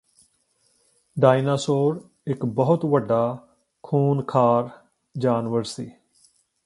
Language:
Punjabi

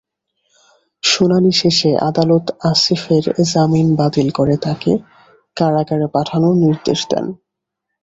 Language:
Bangla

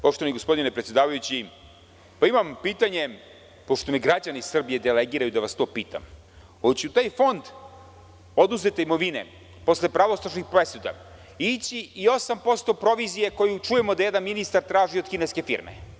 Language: Serbian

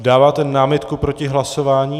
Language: Czech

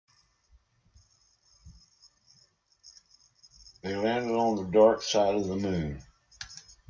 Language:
English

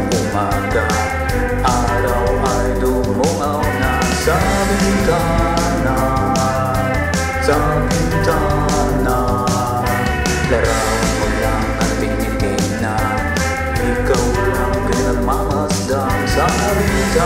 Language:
Romanian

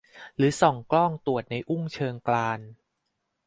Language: Thai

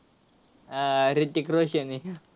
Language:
Marathi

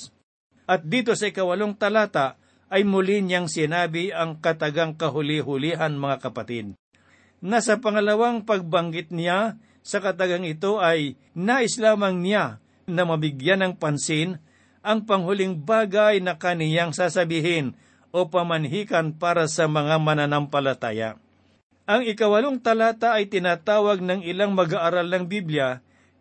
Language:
Filipino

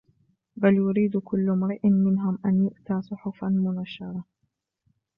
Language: Arabic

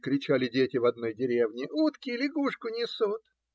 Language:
Russian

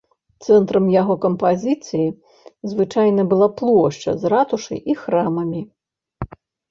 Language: Belarusian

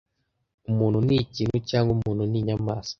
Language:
Kinyarwanda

